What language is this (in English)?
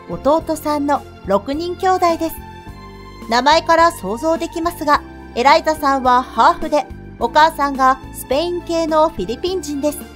Japanese